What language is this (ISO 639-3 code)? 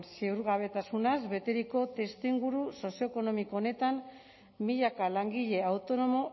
eus